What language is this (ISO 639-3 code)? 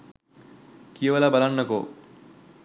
sin